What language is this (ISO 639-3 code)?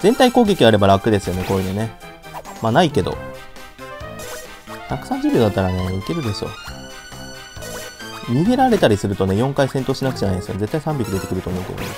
jpn